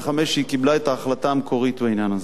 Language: Hebrew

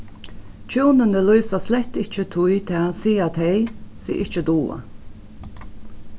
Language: Faroese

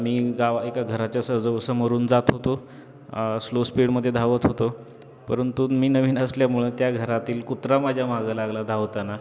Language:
Marathi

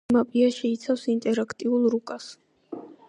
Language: Georgian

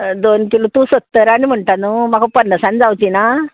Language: Konkani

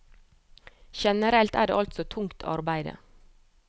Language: Norwegian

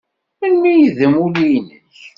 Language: Kabyle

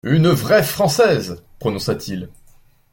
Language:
French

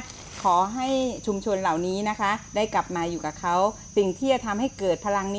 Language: Thai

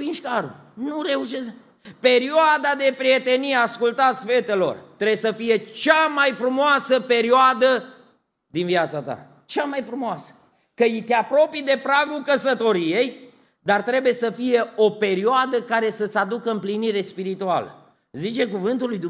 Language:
Romanian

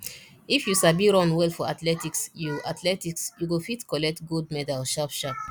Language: Nigerian Pidgin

